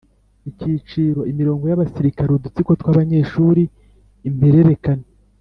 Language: Kinyarwanda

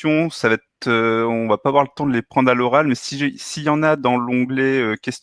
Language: French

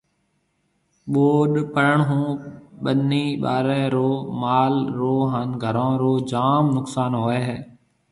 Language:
Marwari (Pakistan)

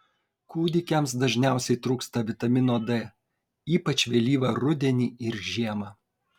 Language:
Lithuanian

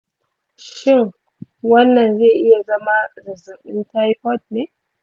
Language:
Hausa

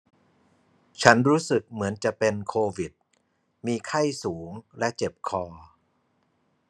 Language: Thai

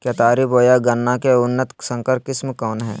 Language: Magahi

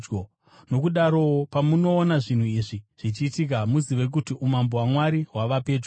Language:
Shona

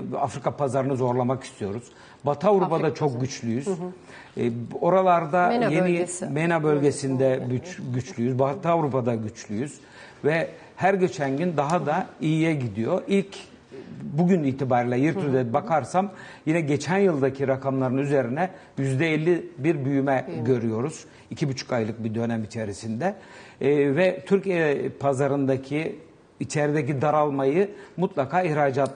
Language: Turkish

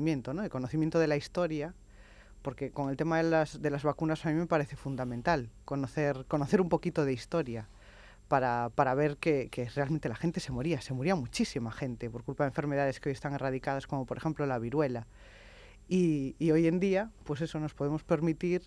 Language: Spanish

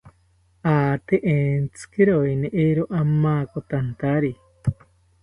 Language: South Ucayali Ashéninka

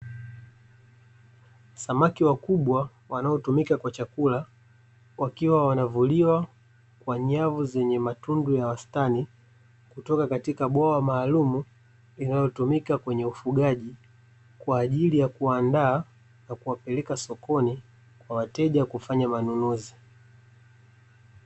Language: Swahili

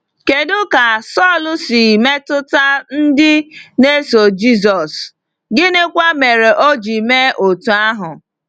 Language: Igbo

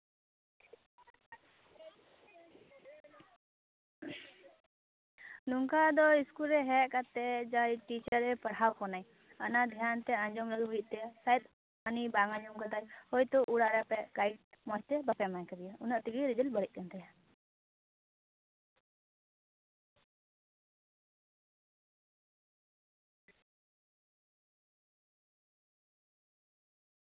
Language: Santali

